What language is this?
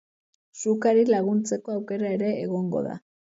Basque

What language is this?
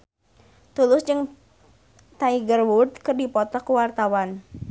Sundanese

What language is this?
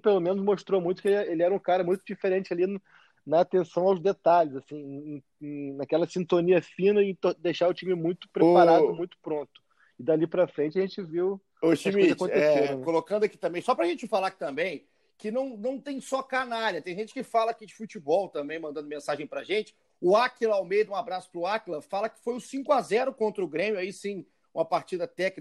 Portuguese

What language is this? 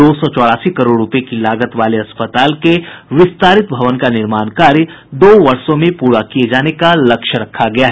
Hindi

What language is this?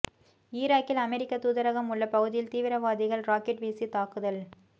Tamil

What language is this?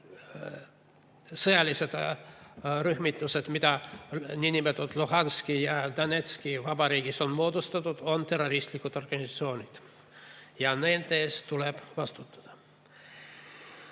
Estonian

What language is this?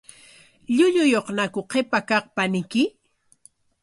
Corongo Ancash Quechua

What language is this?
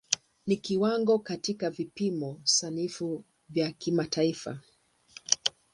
Swahili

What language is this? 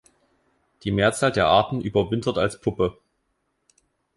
German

